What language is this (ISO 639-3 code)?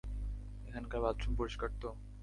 ben